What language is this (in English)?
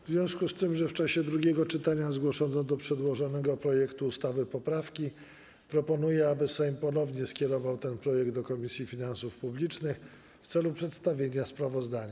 Polish